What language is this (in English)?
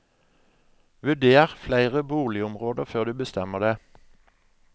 Norwegian